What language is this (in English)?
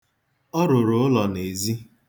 Igbo